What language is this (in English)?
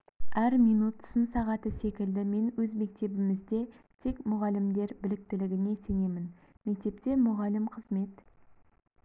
Kazakh